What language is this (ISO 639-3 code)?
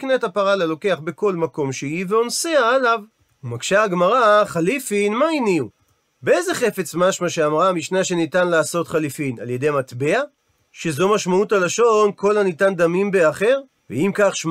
heb